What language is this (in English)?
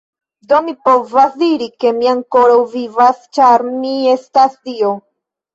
Esperanto